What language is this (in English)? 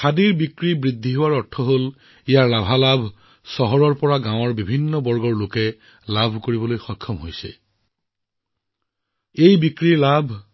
Assamese